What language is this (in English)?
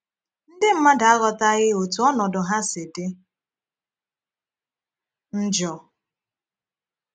Igbo